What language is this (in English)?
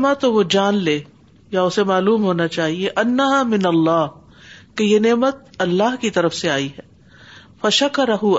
Urdu